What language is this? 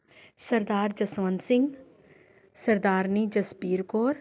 Punjabi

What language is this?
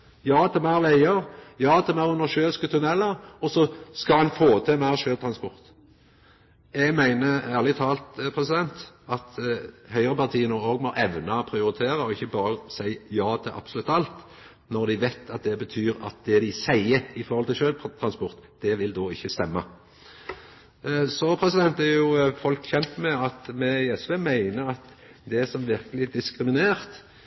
Norwegian Nynorsk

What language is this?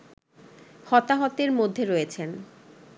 Bangla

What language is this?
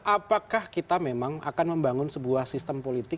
Indonesian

